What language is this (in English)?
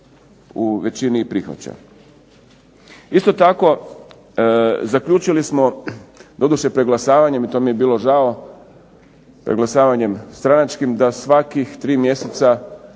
Croatian